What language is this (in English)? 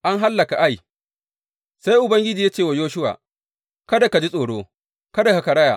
Hausa